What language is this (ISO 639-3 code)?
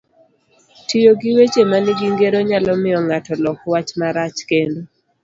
luo